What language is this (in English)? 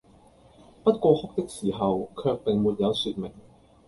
Cantonese